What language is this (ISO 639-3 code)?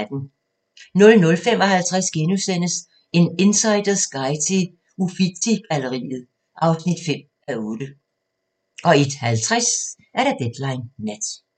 dan